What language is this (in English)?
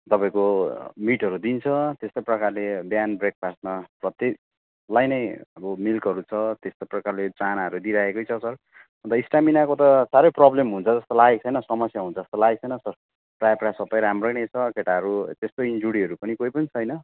Nepali